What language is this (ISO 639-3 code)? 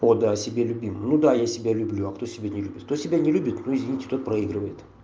rus